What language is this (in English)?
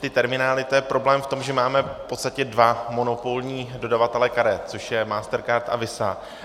Czech